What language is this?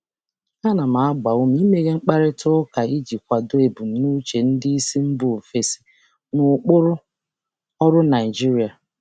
Igbo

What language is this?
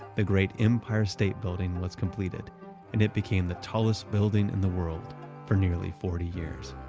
English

